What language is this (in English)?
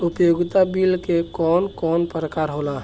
Bhojpuri